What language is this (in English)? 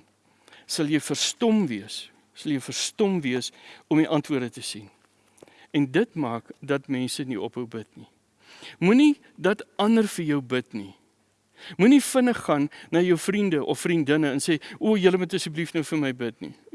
Dutch